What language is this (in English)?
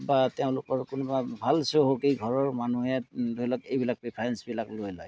Assamese